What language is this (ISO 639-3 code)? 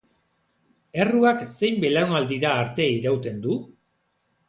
eus